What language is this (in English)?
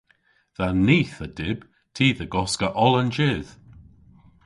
Cornish